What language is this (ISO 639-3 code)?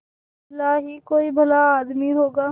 hin